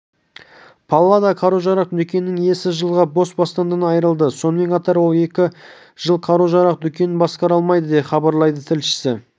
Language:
Kazakh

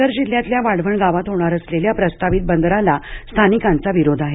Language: Marathi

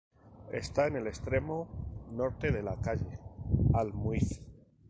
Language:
Spanish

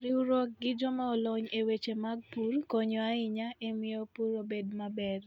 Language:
Luo (Kenya and Tanzania)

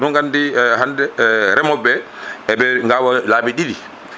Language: Fula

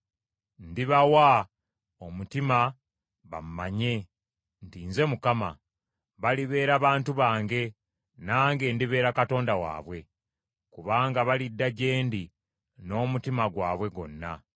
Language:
Ganda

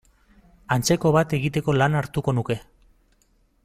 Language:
Basque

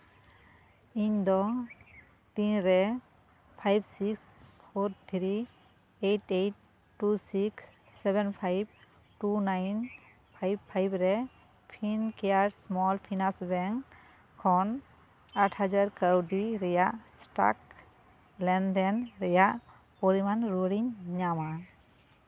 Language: Santali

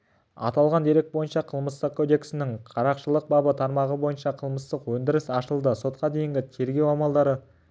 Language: Kazakh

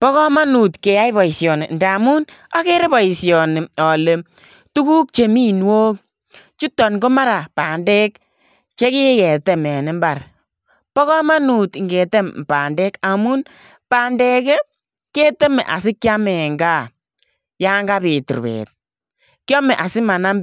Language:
Kalenjin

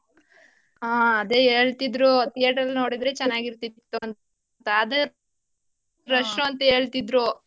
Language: Kannada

